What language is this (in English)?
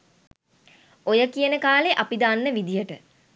Sinhala